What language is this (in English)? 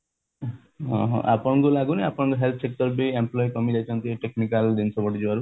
Odia